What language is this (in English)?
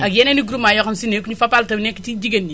Wolof